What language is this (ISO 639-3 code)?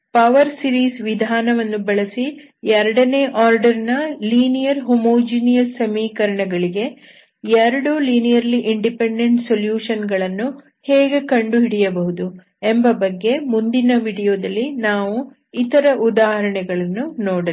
kan